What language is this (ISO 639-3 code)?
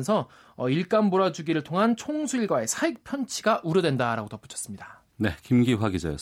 kor